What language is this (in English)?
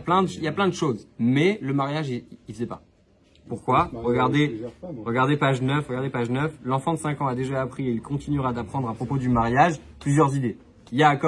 French